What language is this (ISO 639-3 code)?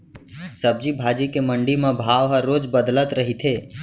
hne